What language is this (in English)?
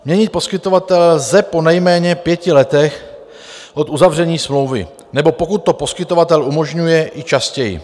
Czech